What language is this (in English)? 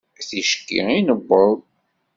Kabyle